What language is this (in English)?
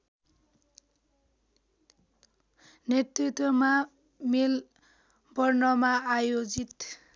Nepali